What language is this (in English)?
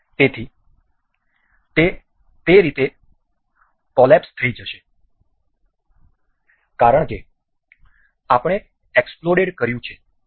Gujarati